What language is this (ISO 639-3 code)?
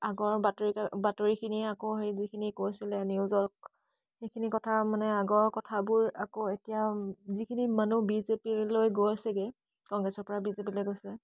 asm